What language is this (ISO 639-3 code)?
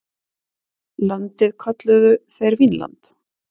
isl